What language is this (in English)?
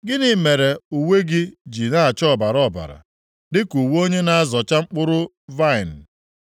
Igbo